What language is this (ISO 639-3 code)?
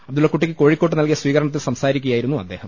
mal